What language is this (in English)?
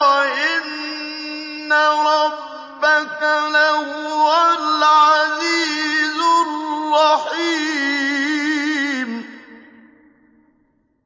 Arabic